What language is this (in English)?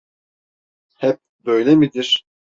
Turkish